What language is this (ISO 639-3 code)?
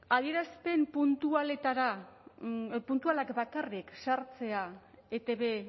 eus